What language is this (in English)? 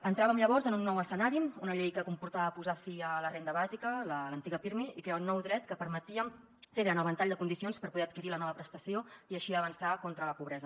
Catalan